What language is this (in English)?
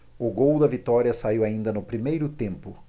Portuguese